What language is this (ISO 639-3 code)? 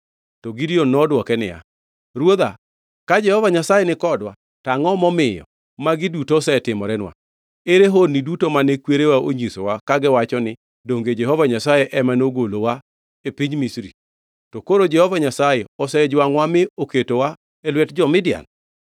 luo